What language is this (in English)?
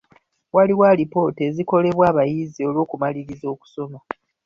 Ganda